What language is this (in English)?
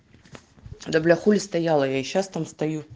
Russian